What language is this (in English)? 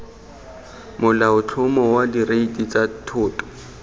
Tswana